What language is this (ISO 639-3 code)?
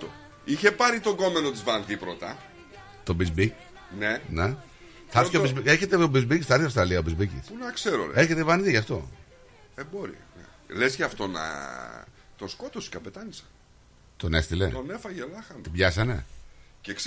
ell